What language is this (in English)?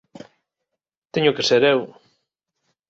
Galician